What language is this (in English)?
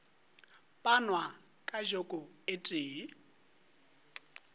Northern Sotho